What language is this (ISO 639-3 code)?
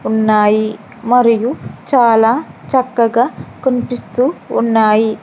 tel